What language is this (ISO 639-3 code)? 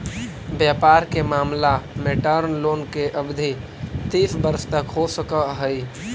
mag